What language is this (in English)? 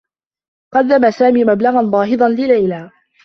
Arabic